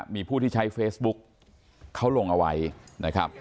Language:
Thai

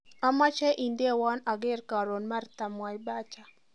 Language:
Kalenjin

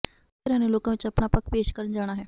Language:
Punjabi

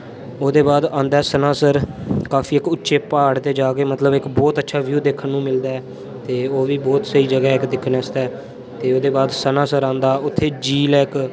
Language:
Dogri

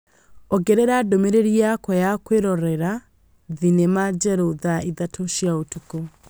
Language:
Kikuyu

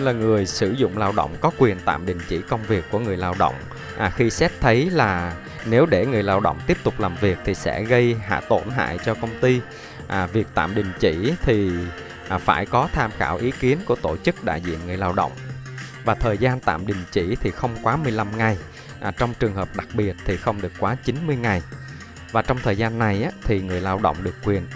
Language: Vietnamese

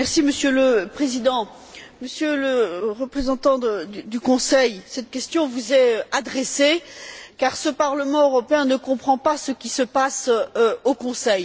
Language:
French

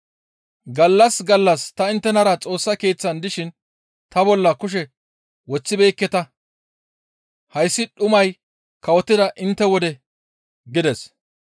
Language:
Gamo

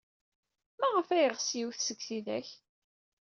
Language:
Kabyle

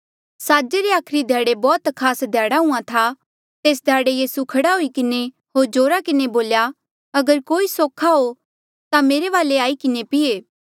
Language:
Mandeali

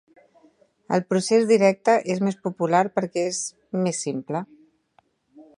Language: Catalan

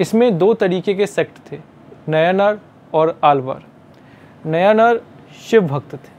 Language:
Hindi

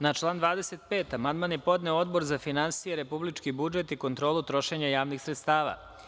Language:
Serbian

